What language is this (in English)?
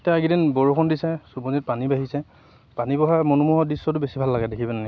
Assamese